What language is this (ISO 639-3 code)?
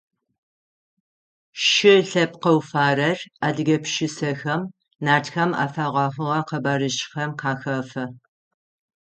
ady